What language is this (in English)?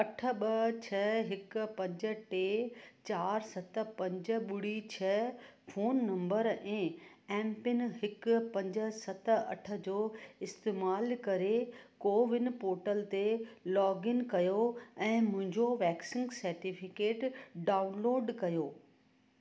Sindhi